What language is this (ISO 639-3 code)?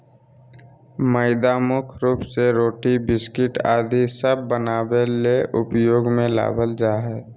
mag